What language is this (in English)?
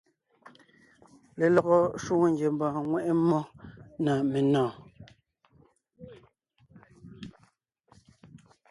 Ngiemboon